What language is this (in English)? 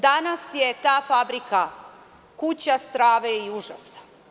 Serbian